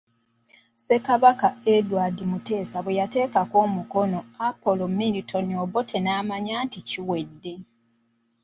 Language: Ganda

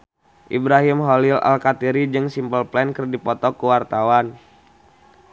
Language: Sundanese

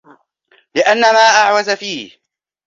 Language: Arabic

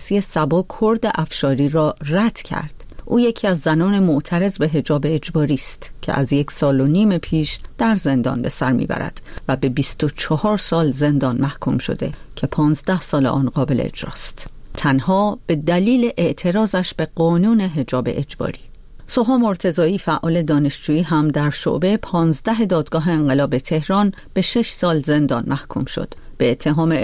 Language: Persian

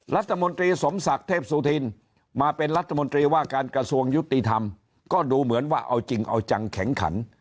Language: Thai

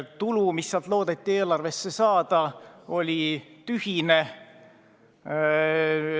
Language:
Estonian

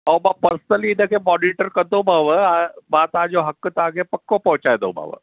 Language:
Sindhi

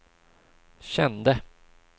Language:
Swedish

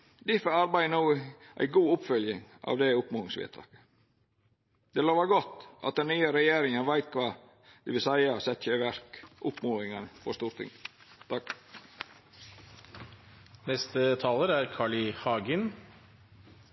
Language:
Norwegian Nynorsk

